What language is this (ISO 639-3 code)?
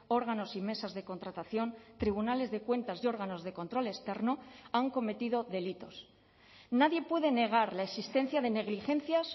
spa